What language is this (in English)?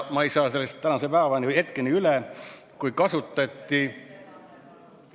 Estonian